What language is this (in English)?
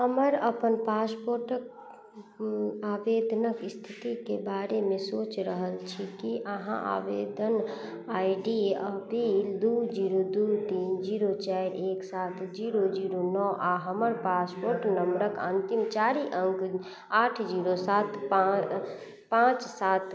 Maithili